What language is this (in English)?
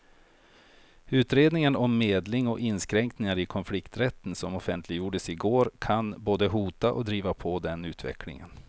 Swedish